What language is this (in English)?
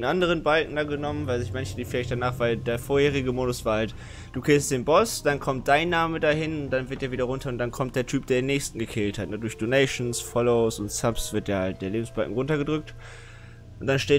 German